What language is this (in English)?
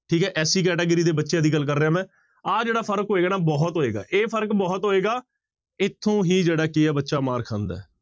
Punjabi